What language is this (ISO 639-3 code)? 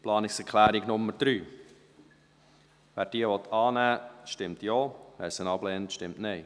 gsw